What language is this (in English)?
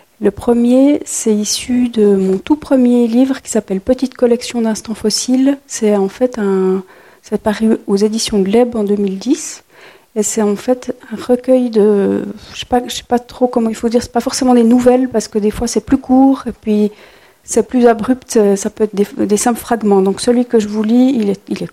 French